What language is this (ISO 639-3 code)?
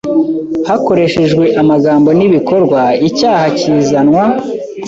kin